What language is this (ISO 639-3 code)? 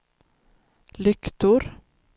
swe